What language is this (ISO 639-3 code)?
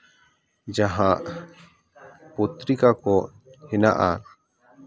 sat